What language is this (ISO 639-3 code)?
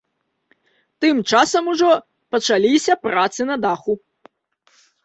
bel